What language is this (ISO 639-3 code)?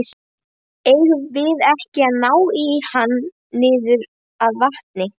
isl